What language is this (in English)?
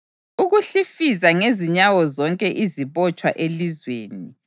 North Ndebele